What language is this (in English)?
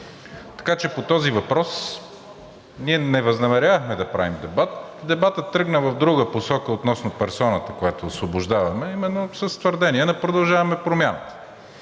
Bulgarian